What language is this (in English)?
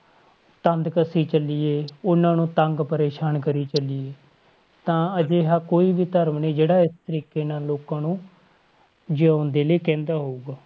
Punjabi